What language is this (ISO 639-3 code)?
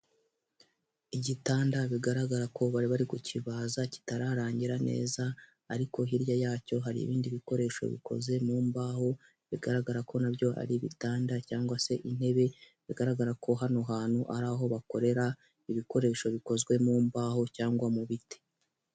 kin